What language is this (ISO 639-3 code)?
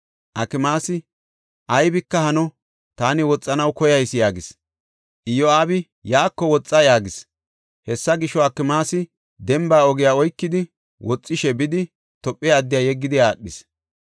gof